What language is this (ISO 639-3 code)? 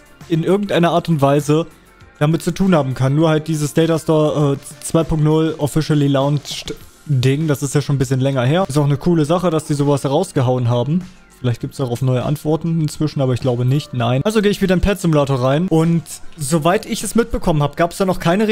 deu